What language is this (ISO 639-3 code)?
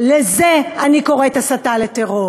heb